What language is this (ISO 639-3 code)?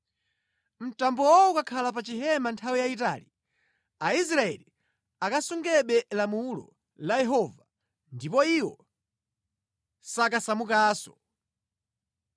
nya